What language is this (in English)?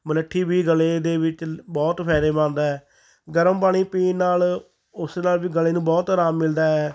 Punjabi